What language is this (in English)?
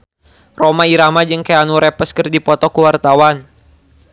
Sundanese